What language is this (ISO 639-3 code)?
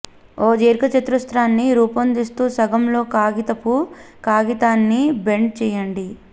tel